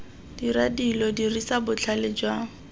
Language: Tswana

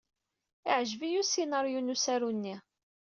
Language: Kabyle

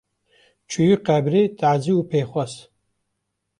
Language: Kurdish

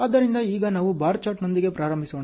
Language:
Kannada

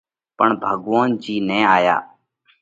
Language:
Parkari Koli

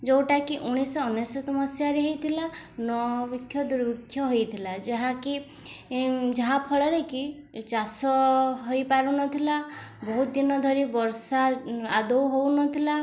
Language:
Odia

